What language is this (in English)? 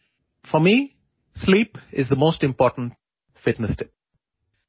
Malayalam